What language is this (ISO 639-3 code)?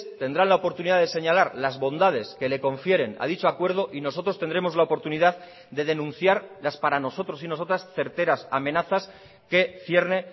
spa